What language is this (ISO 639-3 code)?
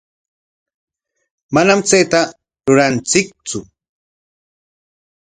qwa